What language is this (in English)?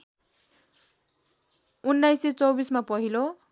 Nepali